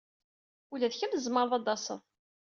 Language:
Kabyle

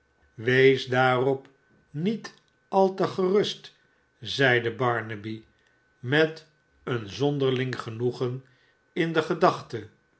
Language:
Dutch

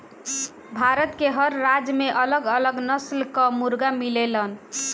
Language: Bhojpuri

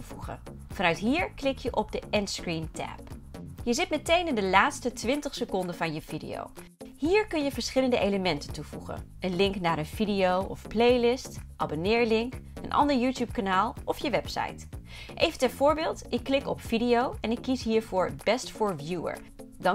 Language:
Dutch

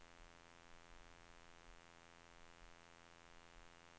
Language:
Swedish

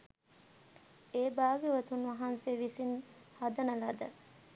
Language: Sinhala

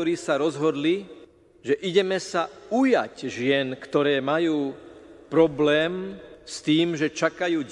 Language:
Slovak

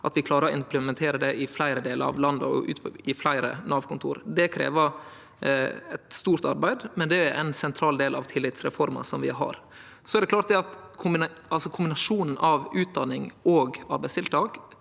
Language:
Norwegian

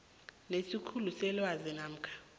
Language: South Ndebele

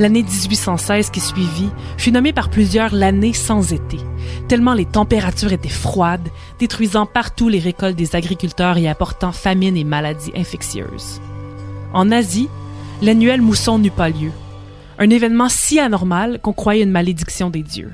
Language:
French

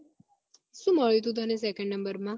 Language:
Gujarati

